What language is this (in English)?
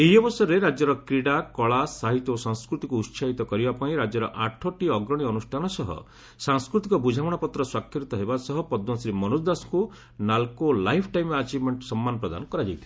Odia